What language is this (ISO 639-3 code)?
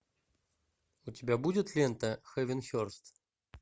rus